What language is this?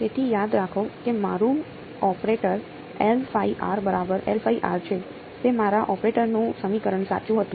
Gujarati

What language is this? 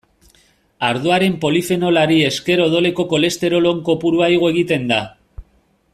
Basque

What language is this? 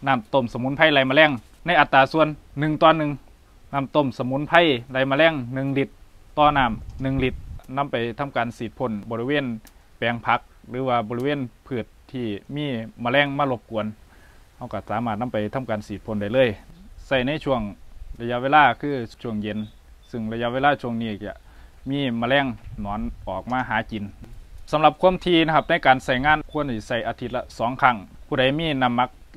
Thai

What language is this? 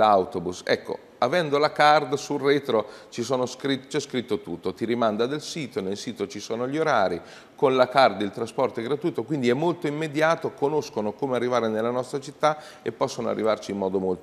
Italian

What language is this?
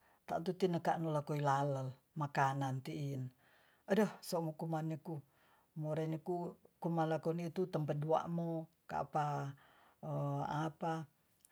Tonsea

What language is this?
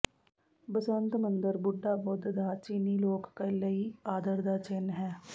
Punjabi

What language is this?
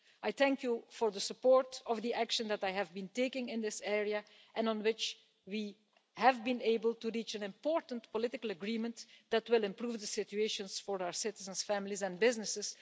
English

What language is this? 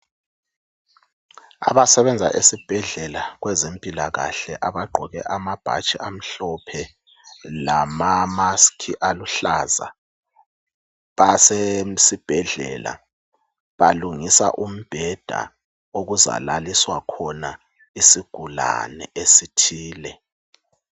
North Ndebele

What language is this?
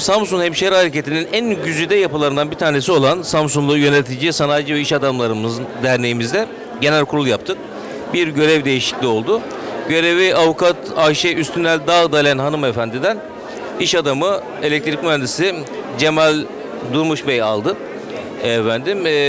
Turkish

